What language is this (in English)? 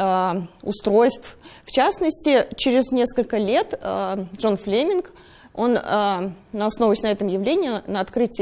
Russian